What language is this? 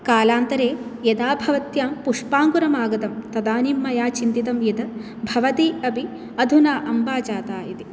Sanskrit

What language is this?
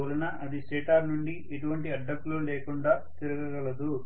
Telugu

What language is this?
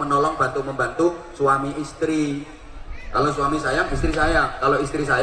Indonesian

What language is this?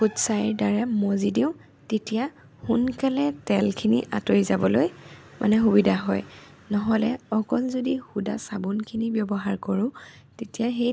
Assamese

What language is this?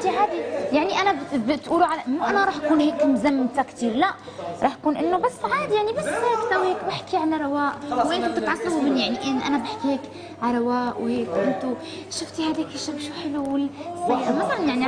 Arabic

